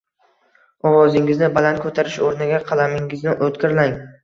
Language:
Uzbek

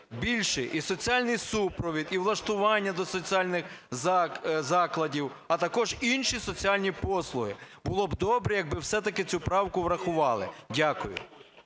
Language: Ukrainian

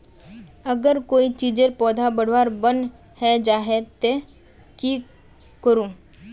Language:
Magahi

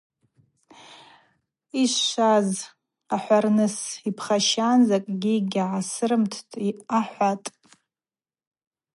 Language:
Abaza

